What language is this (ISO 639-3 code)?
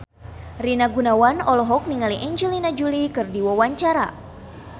sun